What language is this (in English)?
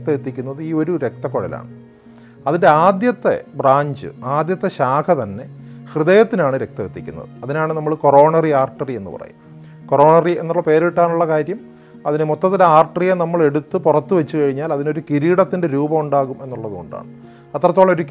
Malayalam